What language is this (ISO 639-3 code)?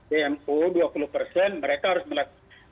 ind